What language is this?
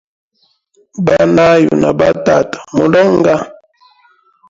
Hemba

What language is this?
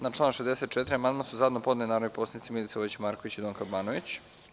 Serbian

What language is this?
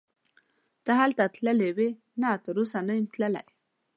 Pashto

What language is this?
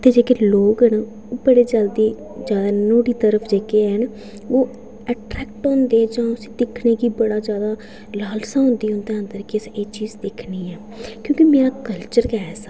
Dogri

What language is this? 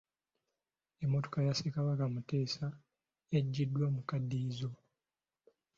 Ganda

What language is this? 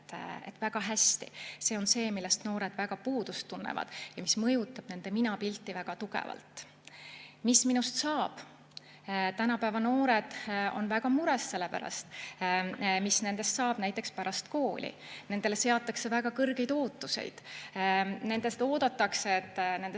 Estonian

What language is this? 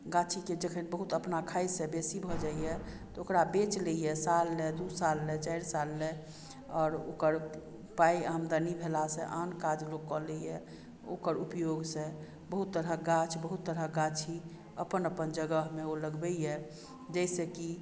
Maithili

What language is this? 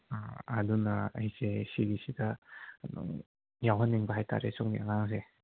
Manipuri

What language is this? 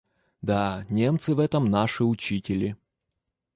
Russian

